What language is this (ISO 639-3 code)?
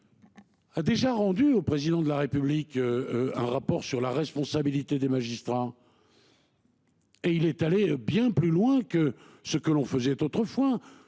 fra